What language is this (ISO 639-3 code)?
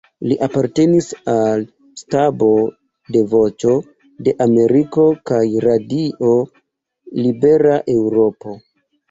epo